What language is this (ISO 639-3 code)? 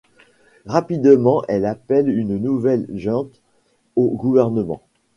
fra